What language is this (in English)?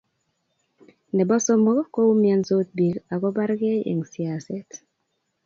Kalenjin